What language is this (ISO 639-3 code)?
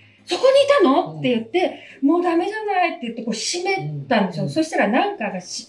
jpn